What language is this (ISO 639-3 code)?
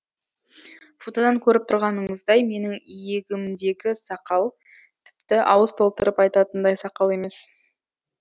kaz